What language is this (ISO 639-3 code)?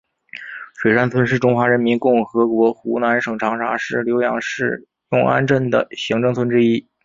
zho